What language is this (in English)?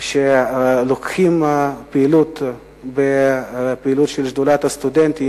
Hebrew